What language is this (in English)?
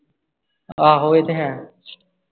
Punjabi